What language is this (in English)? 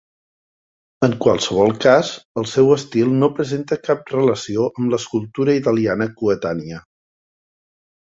Catalan